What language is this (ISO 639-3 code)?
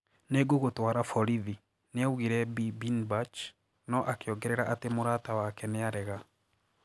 kik